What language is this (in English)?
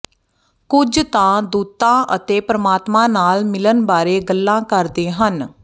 Punjabi